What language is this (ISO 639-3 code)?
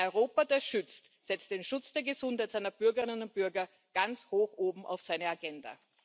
deu